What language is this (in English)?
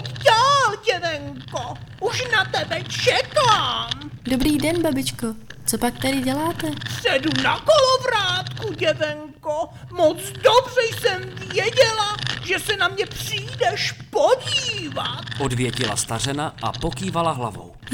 Czech